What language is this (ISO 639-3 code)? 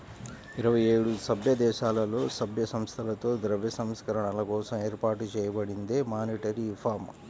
tel